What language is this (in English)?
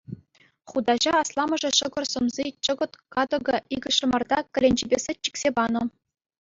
Chuvash